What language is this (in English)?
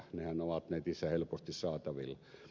Finnish